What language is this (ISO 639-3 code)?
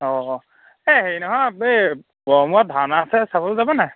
asm